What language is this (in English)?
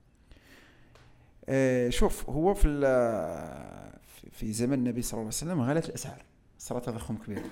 Arabic